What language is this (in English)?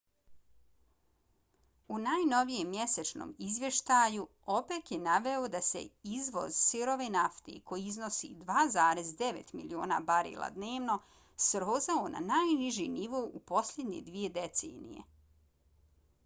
Bosnian